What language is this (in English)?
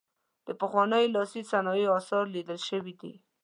Pashto